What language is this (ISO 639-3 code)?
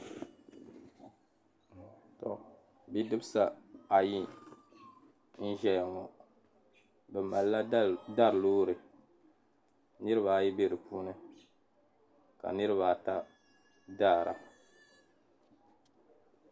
dag